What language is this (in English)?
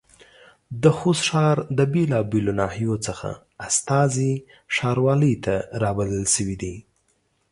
Pashto